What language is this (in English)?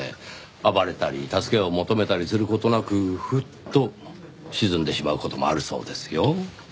Japanese